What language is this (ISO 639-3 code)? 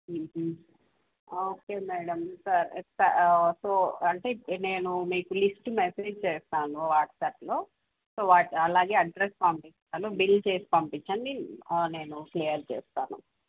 tel